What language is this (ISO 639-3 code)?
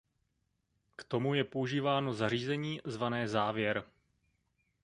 ces